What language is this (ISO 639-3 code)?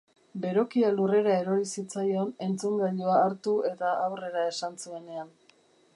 eus